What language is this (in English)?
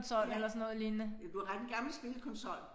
Danish